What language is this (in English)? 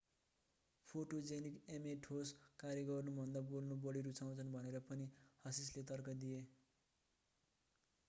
Nepali